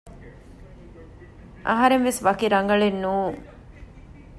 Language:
Divehi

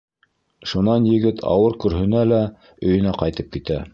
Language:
Bashkir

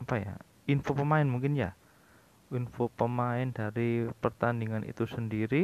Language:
Indonesian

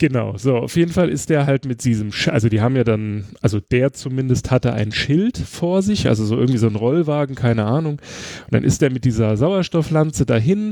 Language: German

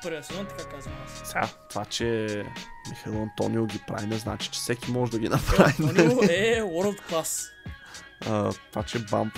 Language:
Bulgarian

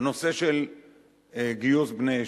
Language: Hebrew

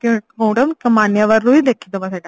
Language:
Odia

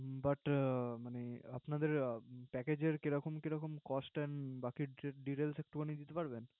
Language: Bangla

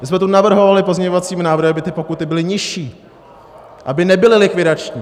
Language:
Czech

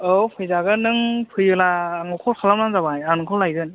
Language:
Bodo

